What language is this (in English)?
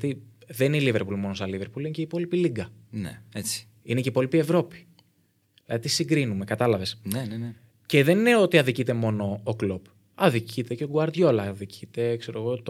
Greek